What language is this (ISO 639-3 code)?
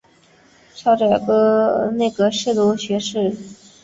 zho